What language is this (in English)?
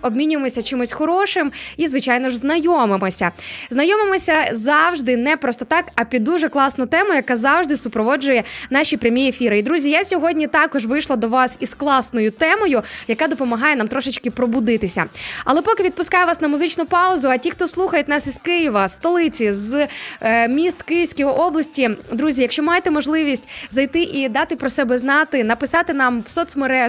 Ukrainian